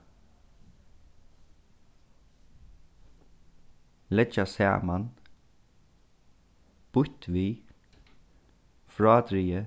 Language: Faroese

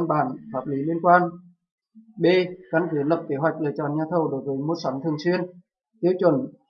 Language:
Vietnamese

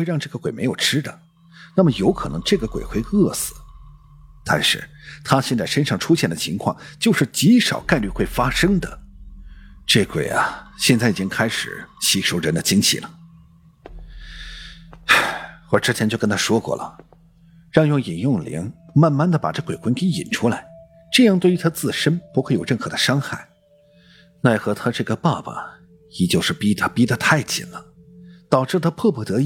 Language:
Chinese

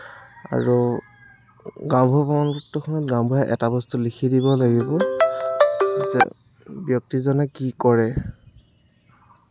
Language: Assamese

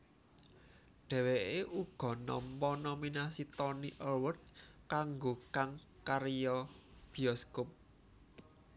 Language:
Javanese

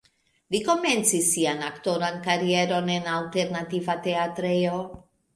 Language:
Esperanto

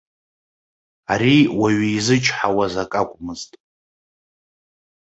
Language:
Abkhazian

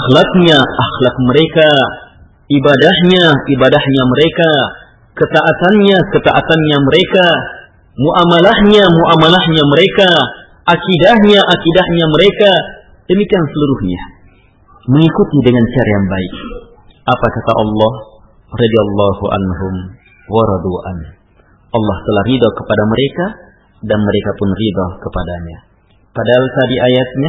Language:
Malay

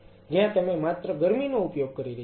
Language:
Gujarati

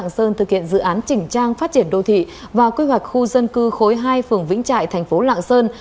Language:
Vietnamese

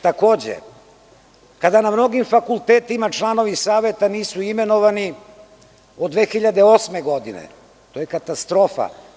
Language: Serbian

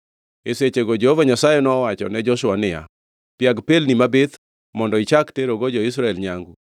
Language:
Luo (Kenya and Tanzania)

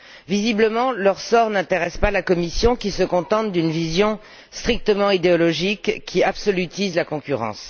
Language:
French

